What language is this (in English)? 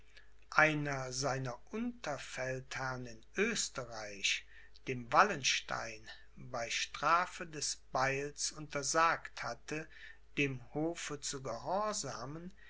German